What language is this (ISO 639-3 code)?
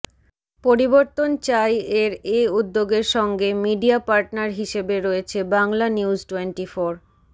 ben